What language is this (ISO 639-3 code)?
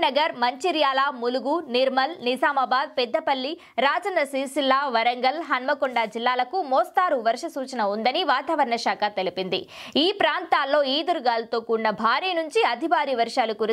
tel